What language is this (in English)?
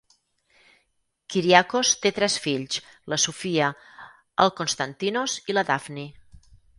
Catalan